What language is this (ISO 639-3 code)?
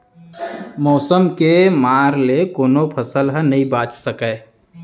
hne